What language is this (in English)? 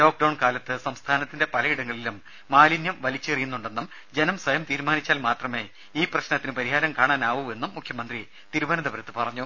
Malayalam